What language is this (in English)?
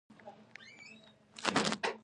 Pashto